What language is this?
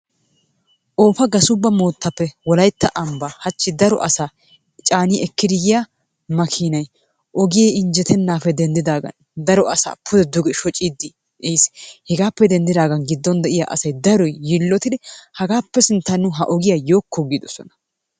Wolaytta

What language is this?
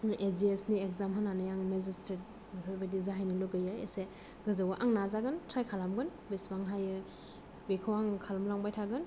Bodo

